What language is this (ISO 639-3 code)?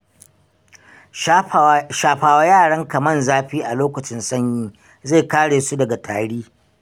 hau